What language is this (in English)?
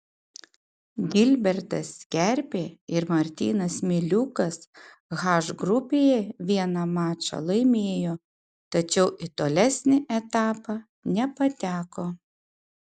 Lithuanian